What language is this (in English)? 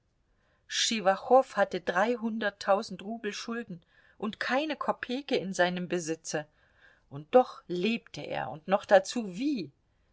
German